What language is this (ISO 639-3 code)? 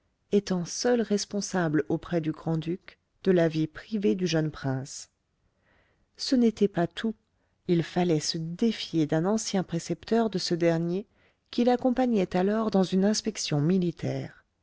fra